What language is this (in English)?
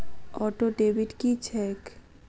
Maithili